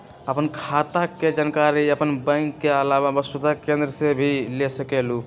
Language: Magahi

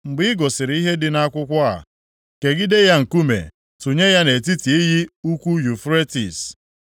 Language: Igbo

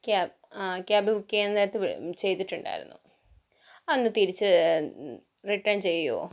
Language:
Malayalam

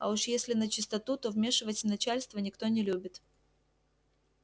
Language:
Russian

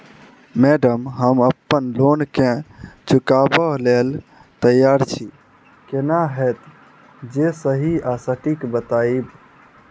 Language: Maithili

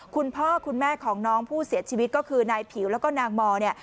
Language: Thai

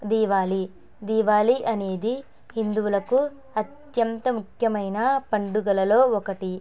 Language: Telugu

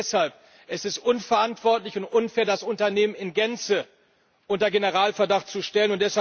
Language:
German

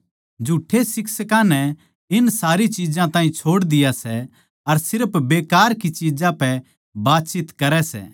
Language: Haryanvi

